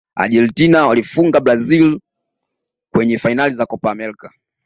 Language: Swahili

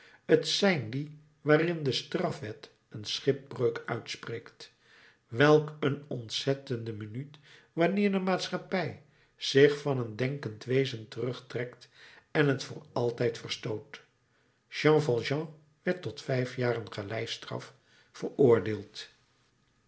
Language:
Dutch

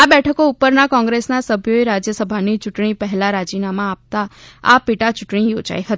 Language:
Gujarati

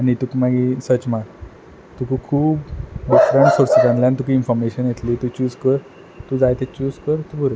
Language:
Konkani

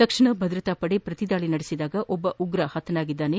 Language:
Kannada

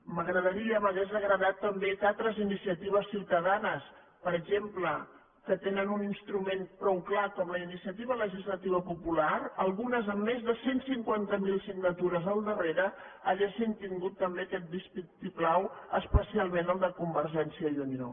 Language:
Catalan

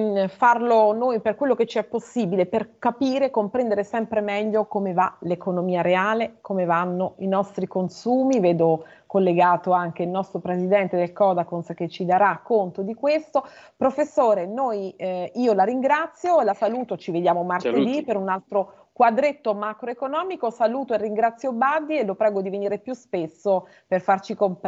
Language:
Italian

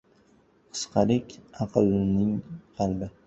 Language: Uzbek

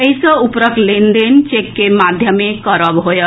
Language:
Maithili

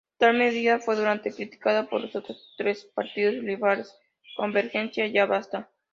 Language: Spanish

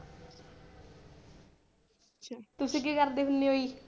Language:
Punjabi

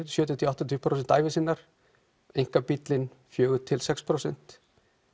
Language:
Icelandic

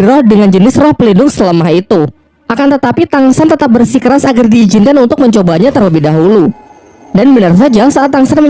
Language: Indonesian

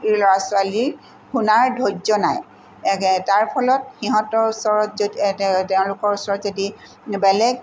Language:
Assamese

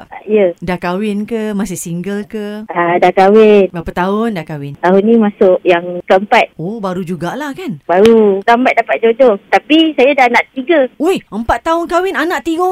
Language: Malay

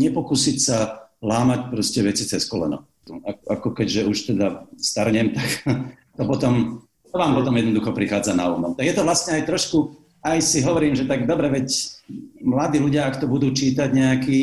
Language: Slovak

